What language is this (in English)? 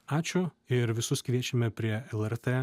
Lithuanian